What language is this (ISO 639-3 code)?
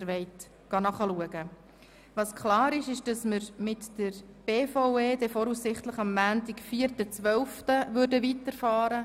gsw